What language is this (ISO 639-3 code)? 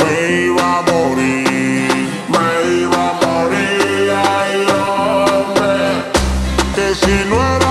ron